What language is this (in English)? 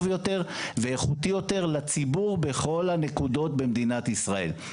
Hebrew